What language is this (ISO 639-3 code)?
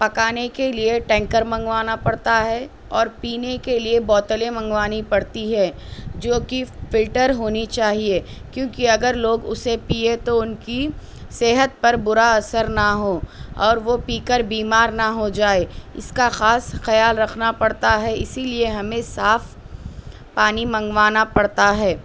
urd